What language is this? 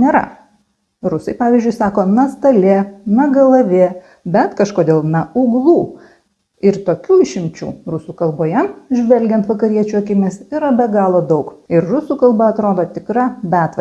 Lithuanian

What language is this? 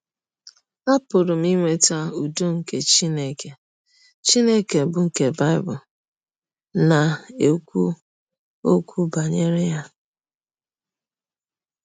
Igbo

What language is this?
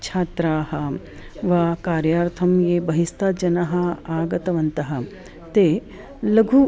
Sanskrit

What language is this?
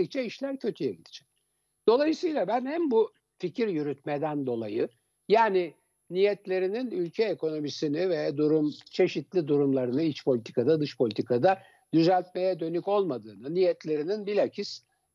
Turkish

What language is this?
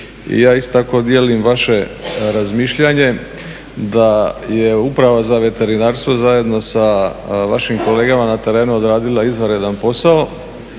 Croatian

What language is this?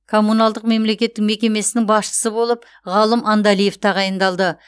Kazakh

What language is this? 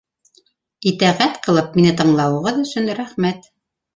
Bashkir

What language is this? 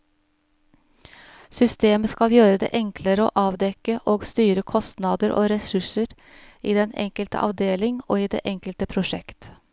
Norwegian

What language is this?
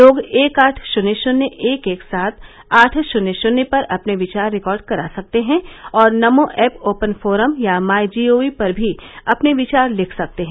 Hindi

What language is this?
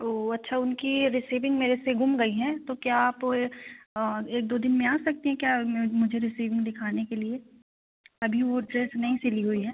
Hindi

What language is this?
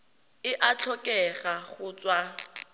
Tswana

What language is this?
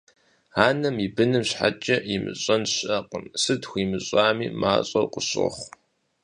Kabardian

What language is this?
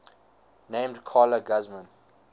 English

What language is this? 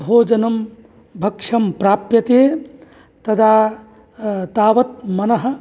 Sanskrit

